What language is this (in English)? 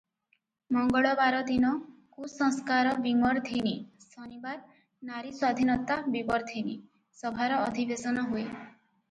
Odia